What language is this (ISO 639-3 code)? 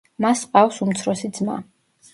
kat